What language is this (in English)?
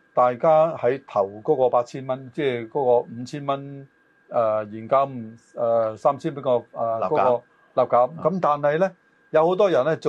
Chinese